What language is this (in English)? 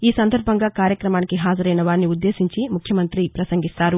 Telugu